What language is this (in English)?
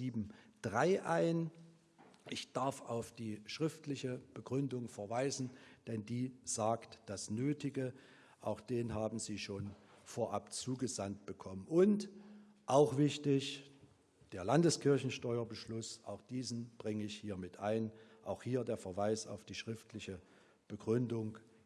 German